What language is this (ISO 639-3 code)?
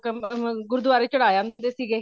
pan